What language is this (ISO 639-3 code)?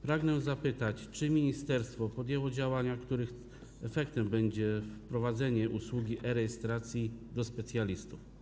pol